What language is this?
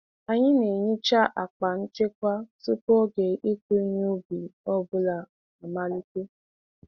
Igbo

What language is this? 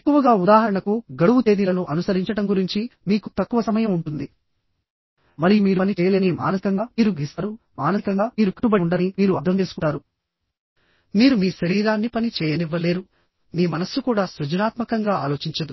Telugu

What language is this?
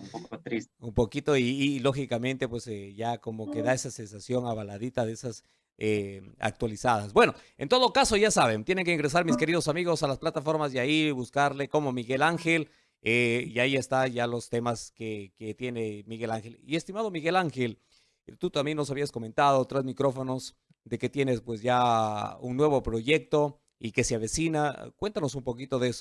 Spanish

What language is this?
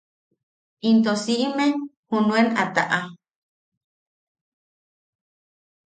Yaqui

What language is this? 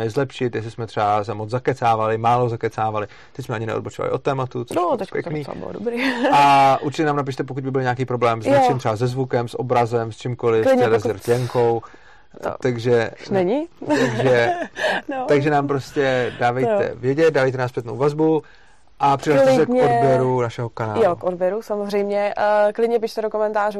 Czech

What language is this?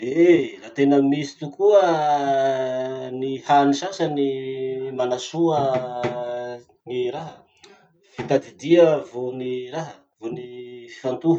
Masikoro Malagasy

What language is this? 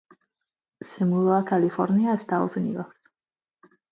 Spanish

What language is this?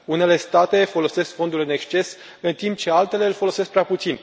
Romanian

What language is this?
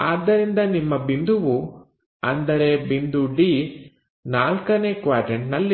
Kannada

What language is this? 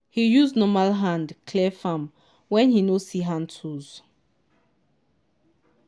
Nigerian Pidgin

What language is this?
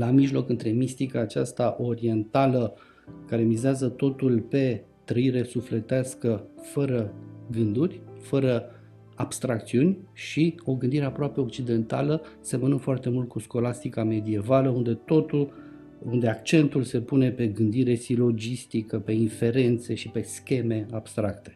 Romanian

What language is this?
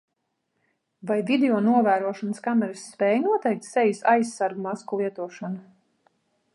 Latvian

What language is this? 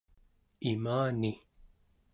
Central Yupik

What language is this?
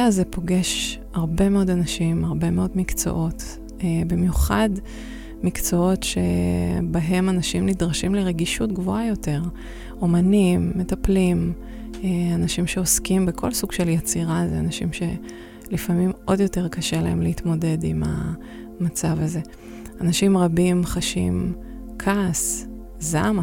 Hebrew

